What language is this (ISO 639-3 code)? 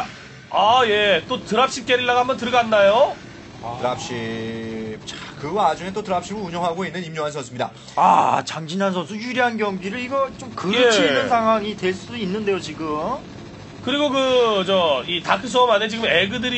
kor